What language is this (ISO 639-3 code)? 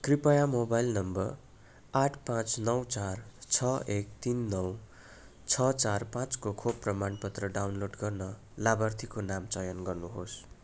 nep